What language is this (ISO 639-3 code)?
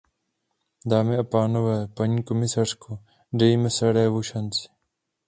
ces